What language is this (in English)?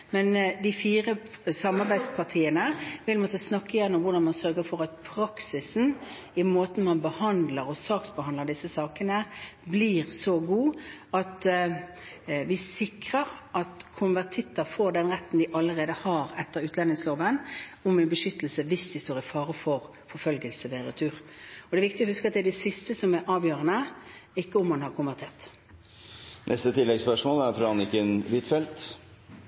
Norwegian